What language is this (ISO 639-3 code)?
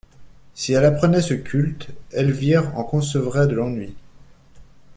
fra